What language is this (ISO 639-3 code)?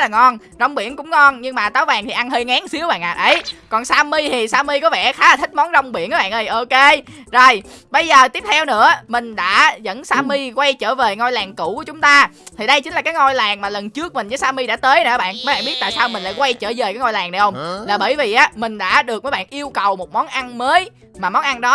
vie